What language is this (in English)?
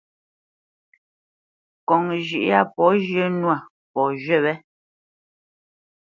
Bamenyam